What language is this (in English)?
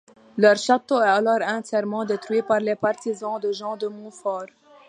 French